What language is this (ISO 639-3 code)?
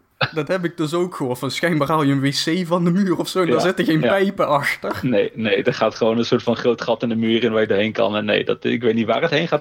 nld